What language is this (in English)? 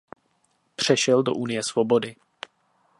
Czech